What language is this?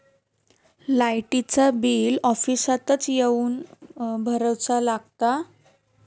Marathi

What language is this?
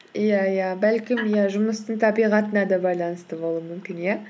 Kazakh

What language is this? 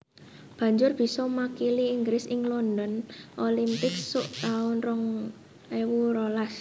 Javanese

